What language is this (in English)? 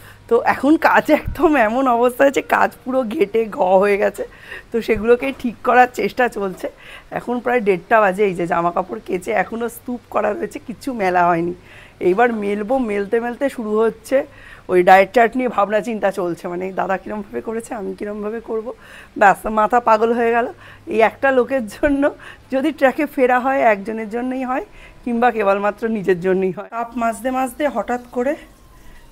Bangla